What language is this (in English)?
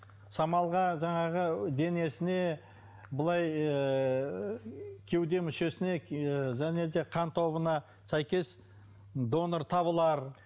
Kazakh